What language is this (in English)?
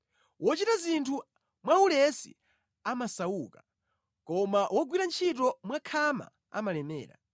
Nyanja